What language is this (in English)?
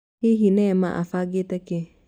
Kikuyu